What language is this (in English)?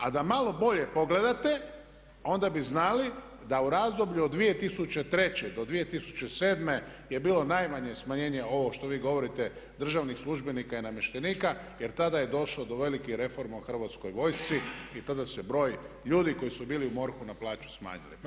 Croatian